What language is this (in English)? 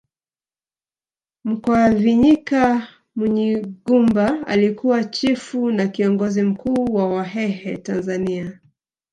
Swahili